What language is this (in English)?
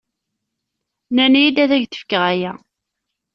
Kabyle